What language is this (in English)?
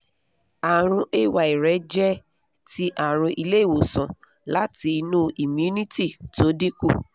Yoruba